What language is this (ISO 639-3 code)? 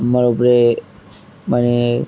ben